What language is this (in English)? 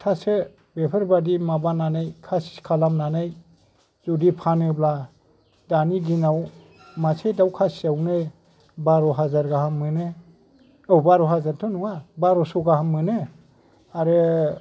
Bodo